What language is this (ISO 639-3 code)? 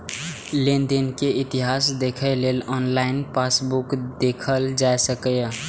mai